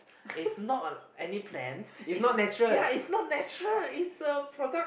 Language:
English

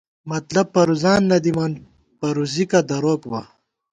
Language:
Gawar-Bati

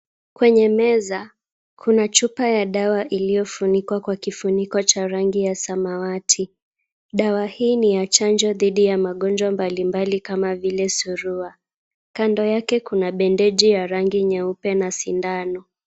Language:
Swahili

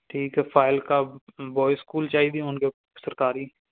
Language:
Punjabi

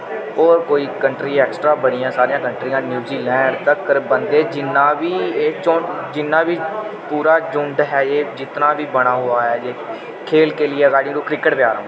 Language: Dogri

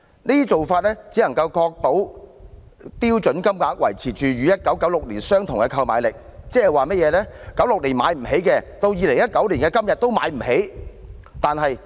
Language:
Cantonese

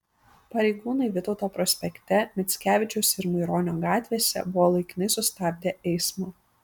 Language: Lithuanian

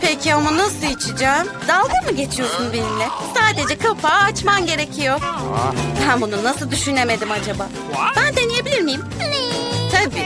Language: Turkish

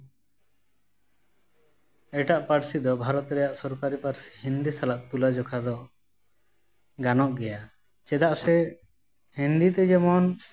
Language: Santali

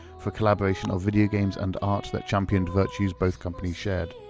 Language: English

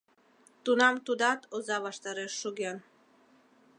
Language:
Mari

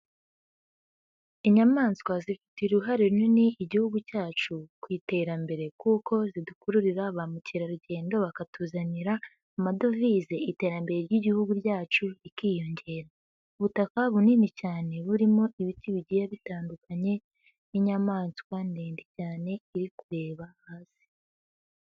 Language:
Kinyarwanda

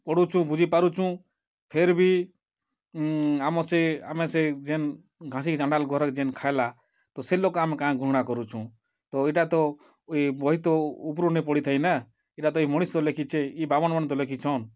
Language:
Odia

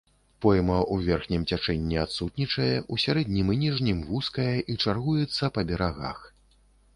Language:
Belarusian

